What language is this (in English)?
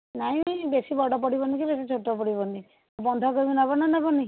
Odia